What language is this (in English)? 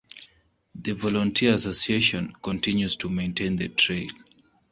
English